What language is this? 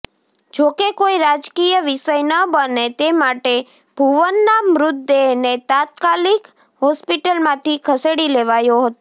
Gujarati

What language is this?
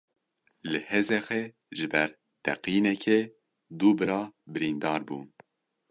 Kurdish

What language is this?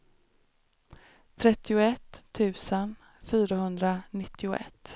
Swedish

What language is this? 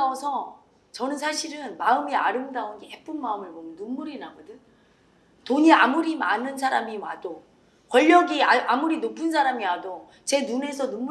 Korean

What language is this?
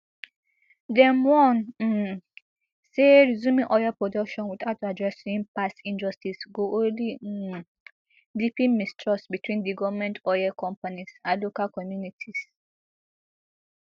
Nigerian Pidgin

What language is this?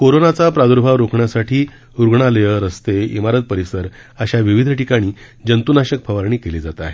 Marathi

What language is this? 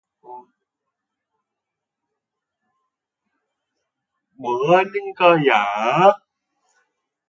Korean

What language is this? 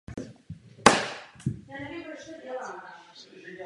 Czech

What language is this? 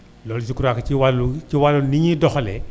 Wolof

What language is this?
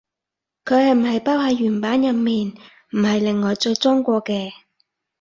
Cantonese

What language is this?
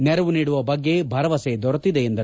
Kannada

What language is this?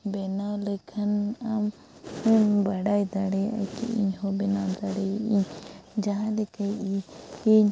Santali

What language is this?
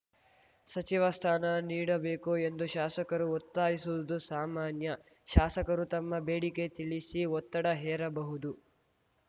Kannada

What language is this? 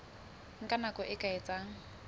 Southern Sotho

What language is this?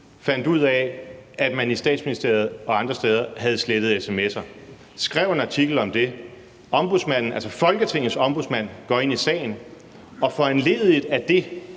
Danish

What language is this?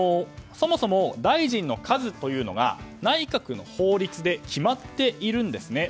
Japanese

